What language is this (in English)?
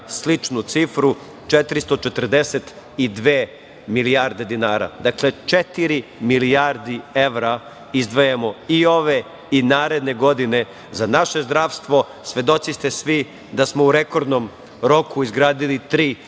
Serbian